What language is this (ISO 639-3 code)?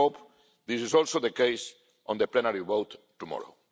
eng